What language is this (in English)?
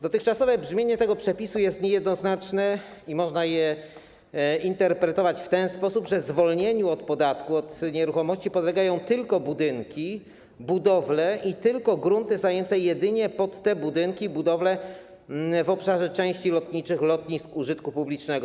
Polish